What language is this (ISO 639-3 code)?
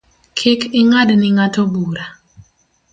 luo